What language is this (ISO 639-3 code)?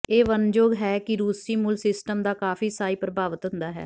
pan